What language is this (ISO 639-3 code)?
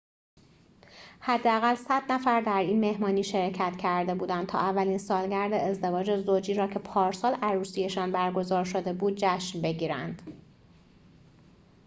fas